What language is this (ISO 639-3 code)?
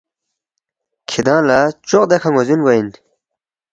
bft